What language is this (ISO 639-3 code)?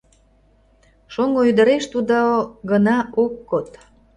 chm